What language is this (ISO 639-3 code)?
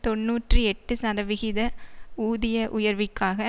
tam